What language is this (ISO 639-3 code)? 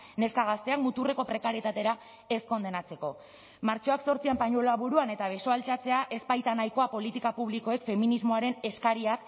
eus